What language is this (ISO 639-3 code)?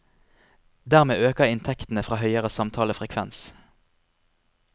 nor